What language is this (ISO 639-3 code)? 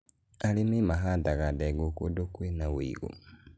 kik